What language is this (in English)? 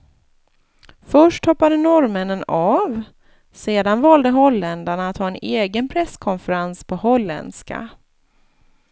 Swedish